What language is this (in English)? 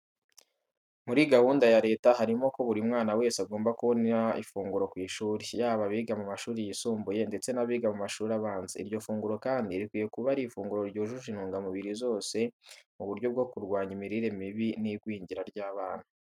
Kinyarwanda